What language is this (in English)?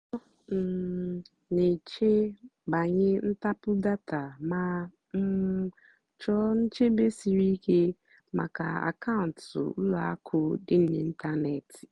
Igbo